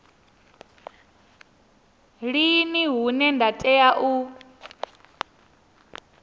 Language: Venda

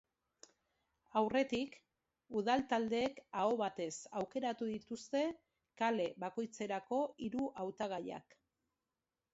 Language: Basque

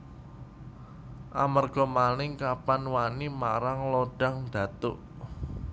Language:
Javanese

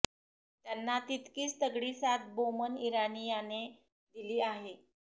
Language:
Marathi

